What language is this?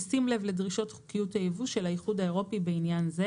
Hebrew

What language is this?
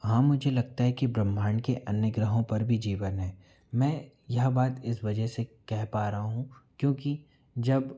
Hindi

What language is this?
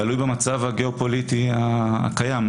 Hebrew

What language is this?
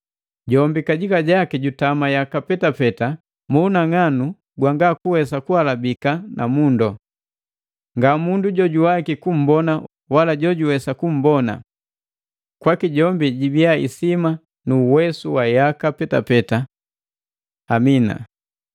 Matengo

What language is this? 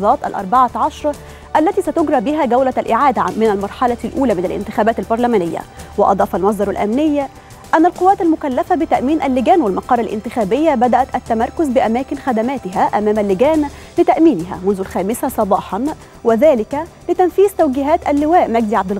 Arabic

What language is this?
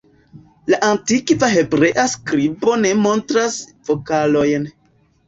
Esperanto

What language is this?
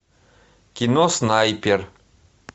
Russian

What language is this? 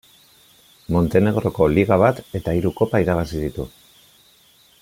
Basque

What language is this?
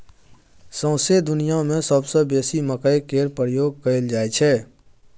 Maithili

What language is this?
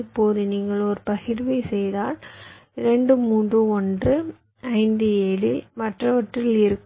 Tamil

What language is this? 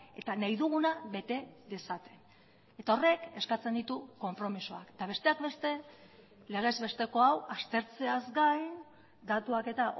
Basque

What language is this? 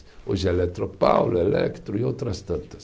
Portuguese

